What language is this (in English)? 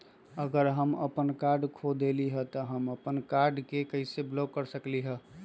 Magahi